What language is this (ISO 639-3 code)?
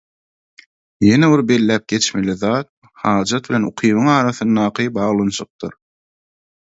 tuk